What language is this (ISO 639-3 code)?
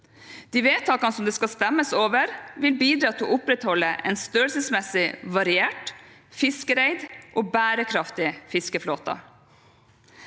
nor